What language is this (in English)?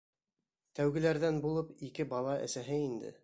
Bashkir